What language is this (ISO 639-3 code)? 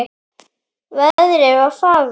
isl